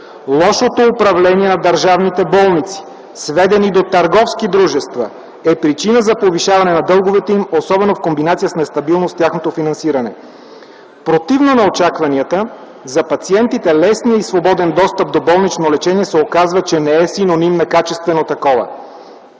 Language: Bulgarian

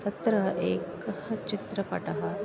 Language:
Sanskrit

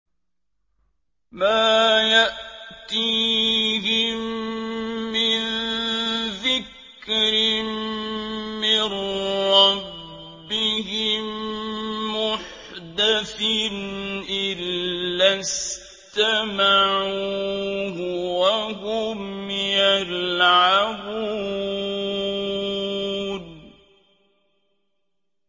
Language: Arabic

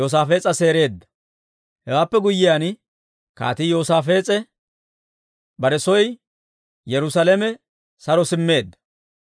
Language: Dawro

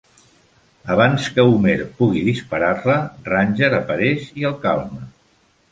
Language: Catalan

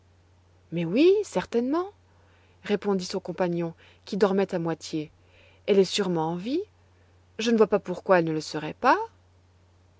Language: French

